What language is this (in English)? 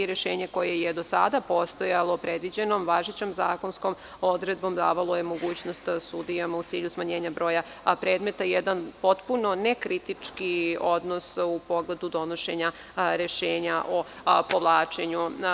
Serbian